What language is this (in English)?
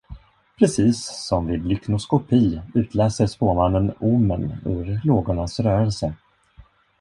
Swedish